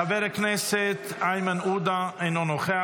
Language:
Hebrew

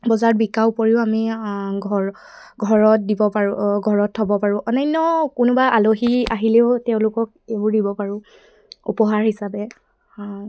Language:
Assamese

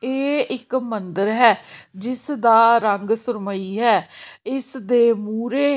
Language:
Punjabi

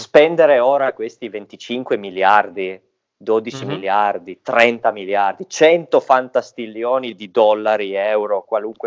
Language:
Italian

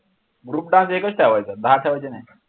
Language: Marathi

